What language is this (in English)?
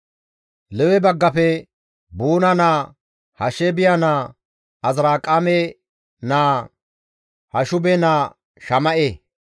Gamo